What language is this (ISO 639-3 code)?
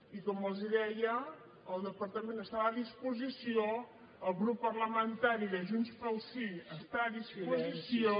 cat